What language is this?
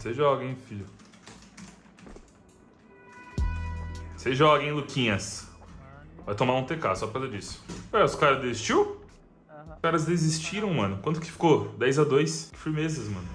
Portuguese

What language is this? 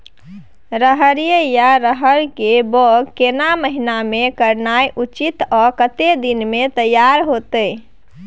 Maithili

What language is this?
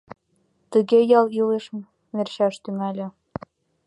Mari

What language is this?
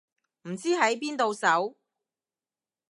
Cantonese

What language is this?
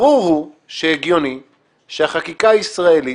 Hebrew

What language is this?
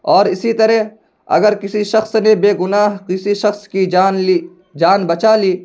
Urdu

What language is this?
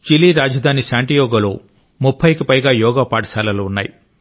Telugu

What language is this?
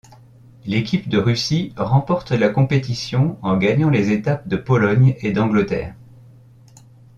French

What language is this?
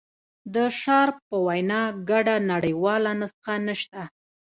Pashto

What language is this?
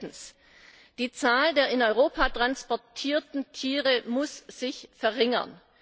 German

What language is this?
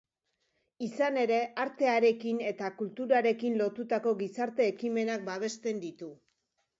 Basque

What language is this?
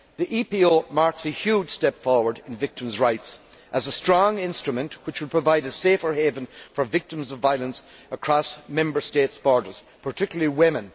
English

